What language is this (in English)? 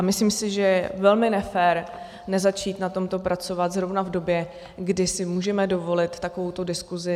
Czech